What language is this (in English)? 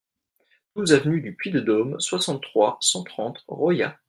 French